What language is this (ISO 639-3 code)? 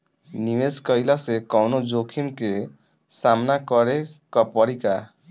bho